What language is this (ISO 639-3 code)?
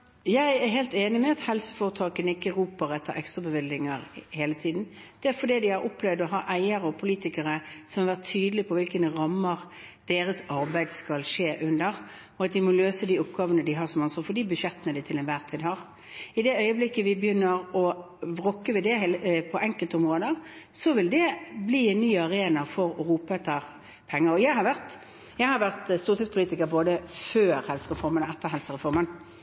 nor